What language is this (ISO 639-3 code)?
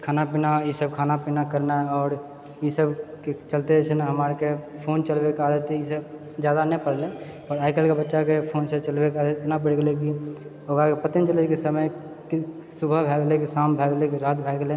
mai